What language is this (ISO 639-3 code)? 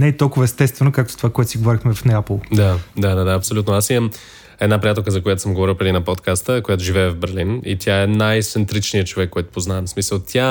bul